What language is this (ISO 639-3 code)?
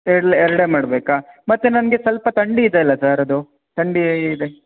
kan